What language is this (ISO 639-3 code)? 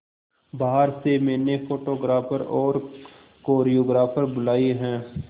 hin